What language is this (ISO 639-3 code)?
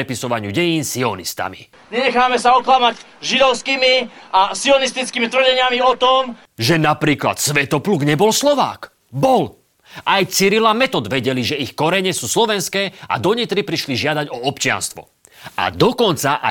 slk